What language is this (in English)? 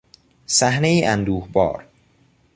Persian